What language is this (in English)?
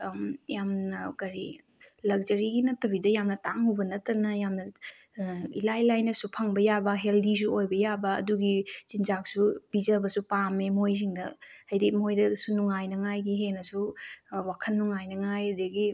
Manipuri